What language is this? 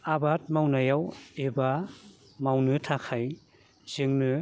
Bodo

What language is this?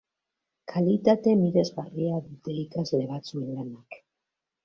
Basque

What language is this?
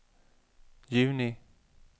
Swedish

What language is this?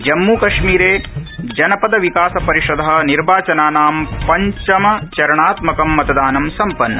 Sanskrit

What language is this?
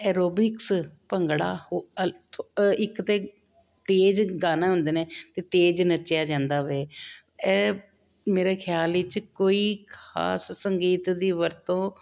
Punjabi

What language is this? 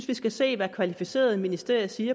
Danish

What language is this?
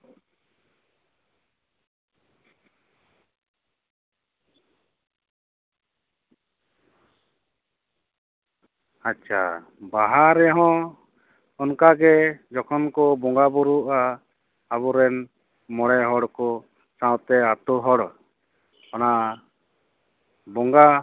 Santali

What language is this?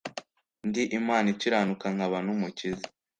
Kinyarwanda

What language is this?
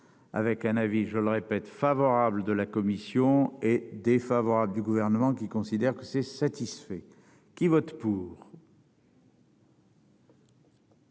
French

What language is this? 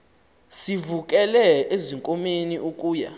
Xhosa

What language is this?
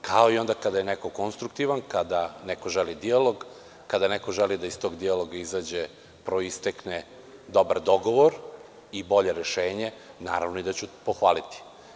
Serbian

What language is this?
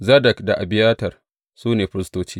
Hausa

